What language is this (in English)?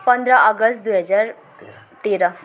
Nepali